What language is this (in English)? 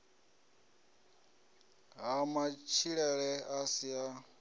Venda